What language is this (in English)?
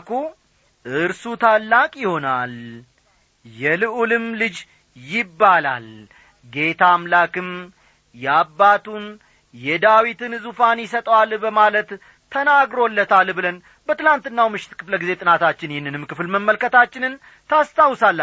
Amharic